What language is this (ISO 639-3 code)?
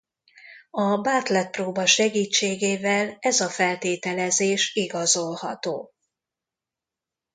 hun